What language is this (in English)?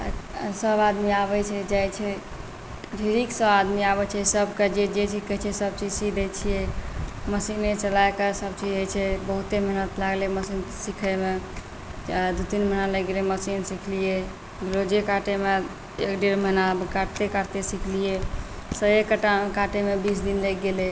Maithili